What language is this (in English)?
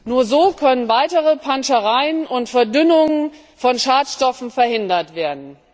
German